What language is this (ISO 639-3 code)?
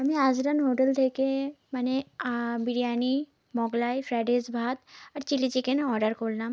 ben